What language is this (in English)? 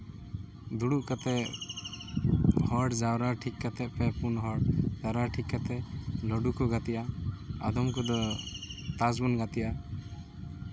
Santali